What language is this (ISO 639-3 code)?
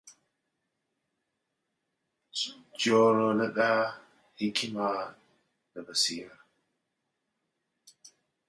hau